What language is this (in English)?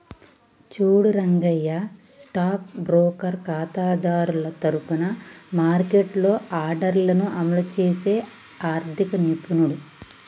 Telugu